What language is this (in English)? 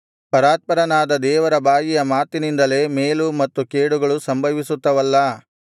Kannada